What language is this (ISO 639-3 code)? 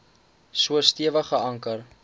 afr